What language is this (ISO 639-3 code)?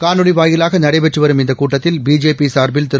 tam